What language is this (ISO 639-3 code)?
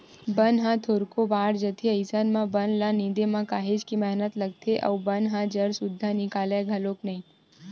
hne